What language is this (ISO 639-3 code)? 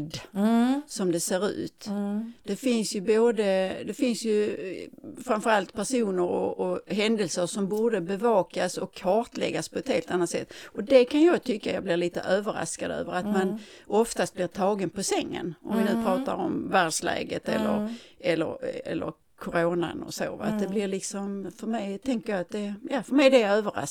swe